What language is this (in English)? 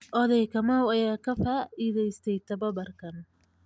Somali